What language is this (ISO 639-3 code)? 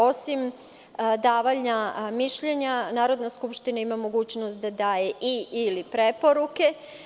srp